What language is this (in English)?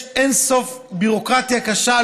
Hebrew